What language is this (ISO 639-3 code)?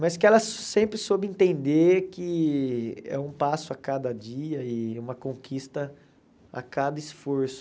por